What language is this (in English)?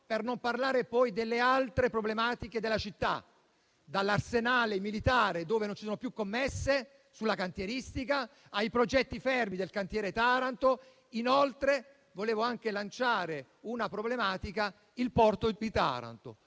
Italian